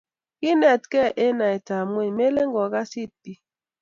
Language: Kalenjin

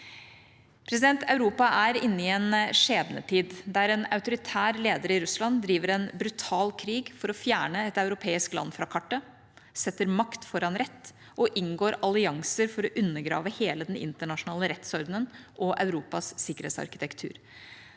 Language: Norwegian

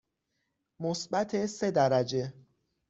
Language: Persian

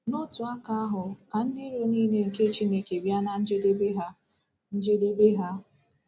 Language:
Igbo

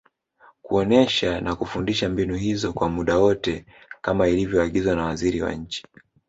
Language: Swahili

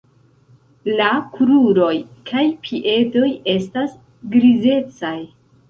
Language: Esperanto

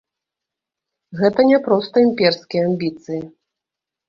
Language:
Belarusian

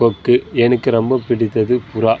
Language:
Tamil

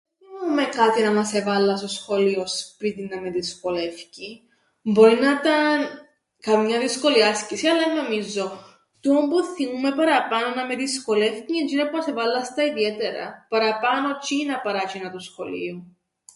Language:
Greek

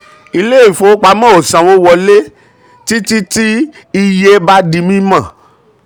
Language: Yoruba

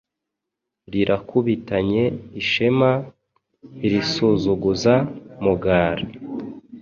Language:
Kinyarwanda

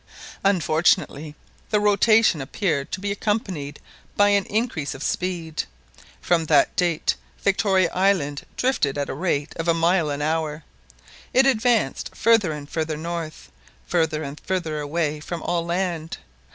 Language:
English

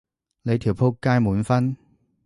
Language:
Cantonese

